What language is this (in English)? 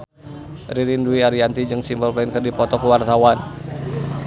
Sundanese